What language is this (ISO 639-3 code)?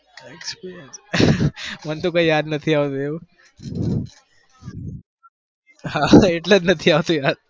guj